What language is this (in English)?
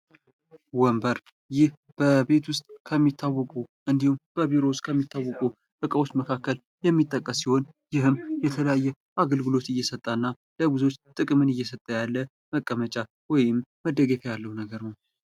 Amharic